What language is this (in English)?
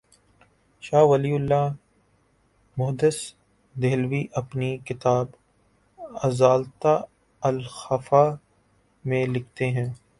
Urdu